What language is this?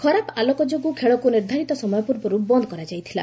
Odia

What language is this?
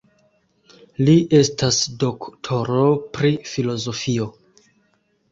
Esperanto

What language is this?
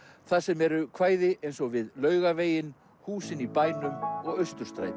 Icelandic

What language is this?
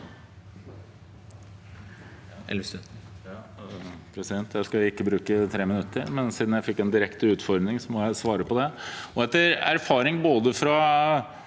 Norwegian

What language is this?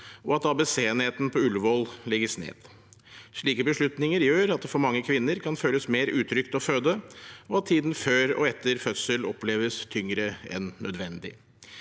Norwegian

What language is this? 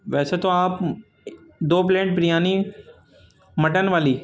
Urdu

